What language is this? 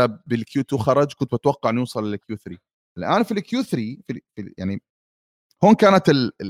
Arabic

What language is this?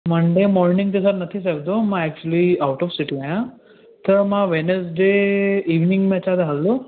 Sindhi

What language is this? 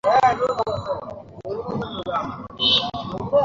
Bangla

